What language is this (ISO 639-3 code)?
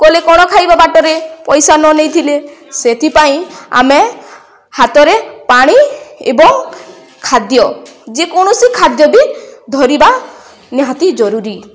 ori